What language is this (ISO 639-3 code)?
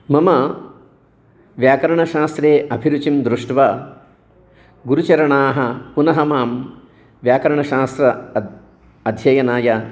san